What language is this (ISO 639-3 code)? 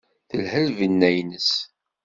kab